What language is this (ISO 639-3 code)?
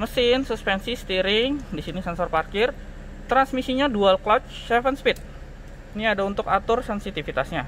ind